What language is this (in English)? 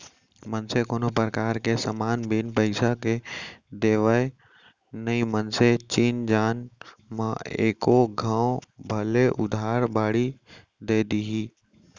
Chhattisgarhi